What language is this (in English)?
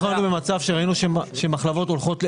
Hebrew